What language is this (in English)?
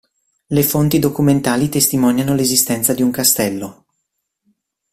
Italian